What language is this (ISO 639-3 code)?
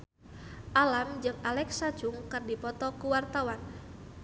sun